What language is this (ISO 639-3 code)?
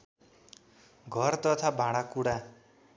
nep